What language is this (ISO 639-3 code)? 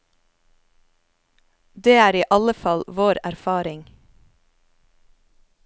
nor